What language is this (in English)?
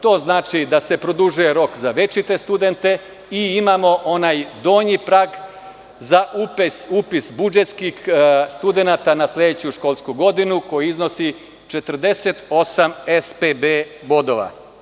Serbian